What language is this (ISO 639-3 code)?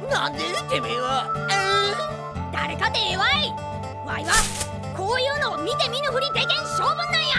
jpn